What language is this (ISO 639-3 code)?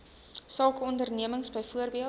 afr